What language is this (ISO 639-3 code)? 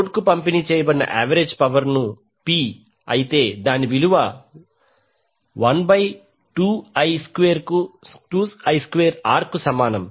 tel